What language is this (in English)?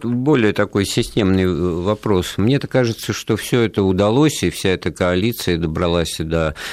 Russian